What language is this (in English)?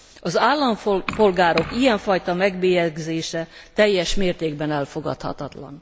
Hungarian